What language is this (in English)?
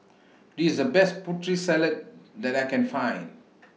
English